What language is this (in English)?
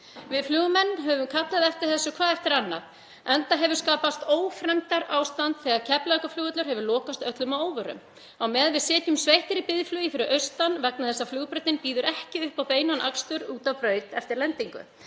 Icelandic